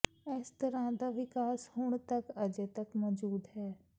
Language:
Punjabi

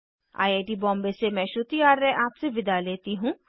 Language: Hindi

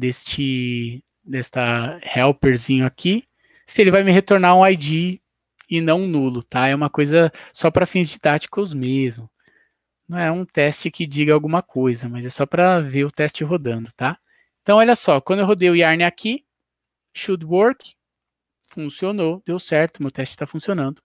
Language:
Portuguese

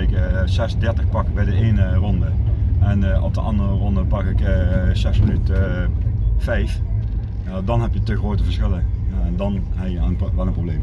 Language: Dutch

